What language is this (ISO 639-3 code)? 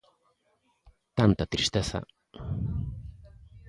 glg